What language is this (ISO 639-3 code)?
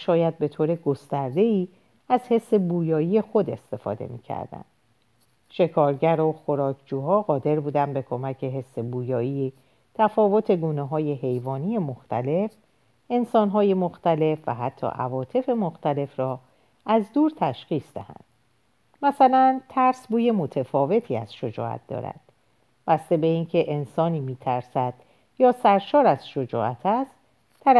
fas